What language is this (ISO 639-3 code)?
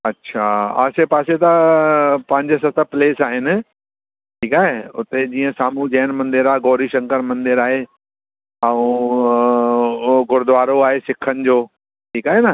snd